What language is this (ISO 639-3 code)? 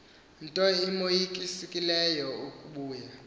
xho